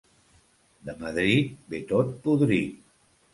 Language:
Catalan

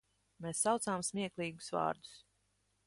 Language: Latvian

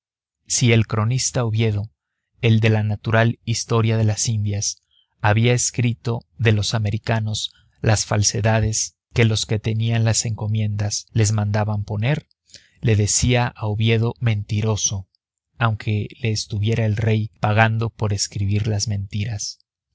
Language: Spanish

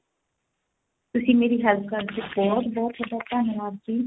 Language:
Punjabi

